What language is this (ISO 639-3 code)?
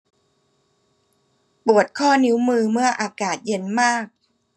tha